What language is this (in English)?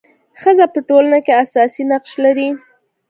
Pashto